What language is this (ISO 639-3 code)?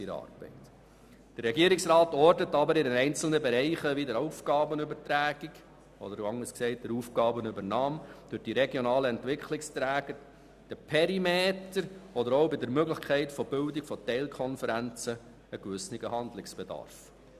gsw